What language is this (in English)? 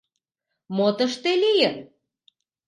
Mari